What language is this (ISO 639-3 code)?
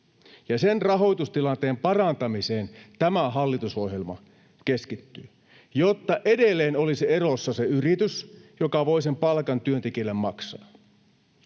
fin